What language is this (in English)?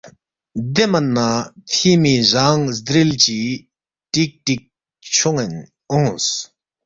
Balti